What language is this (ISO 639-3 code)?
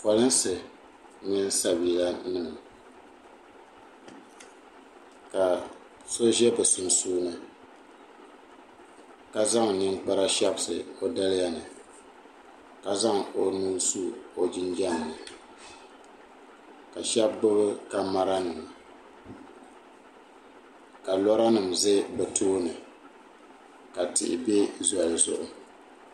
dag